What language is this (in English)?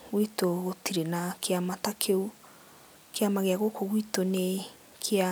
Kikuyu